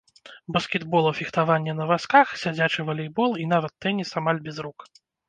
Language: Belarusian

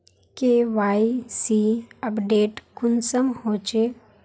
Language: Magahi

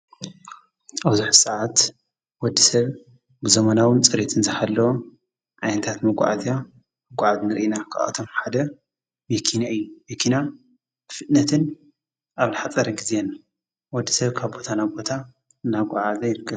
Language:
Tigrinya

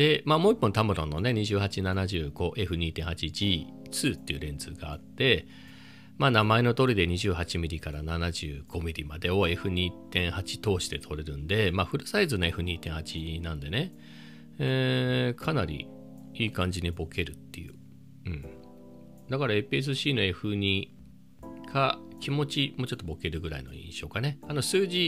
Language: Japanese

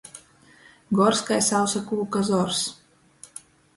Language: Latgalian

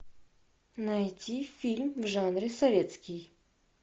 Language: Russian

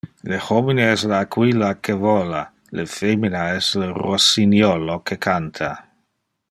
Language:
Interlingua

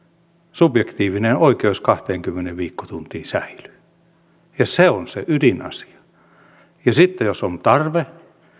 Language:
Finnish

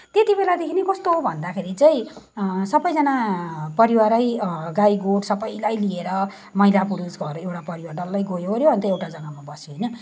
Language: Nepali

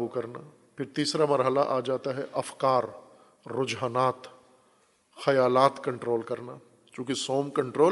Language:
Urdu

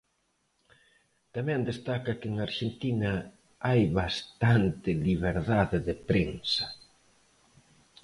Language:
Galician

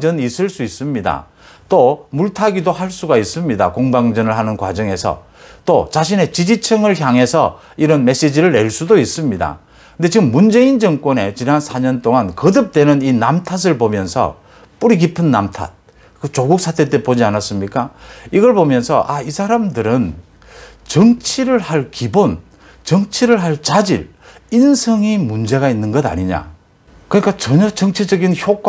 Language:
Korean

